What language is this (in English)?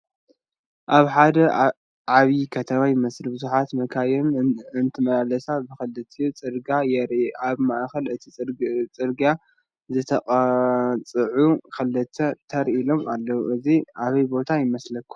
Tigrinya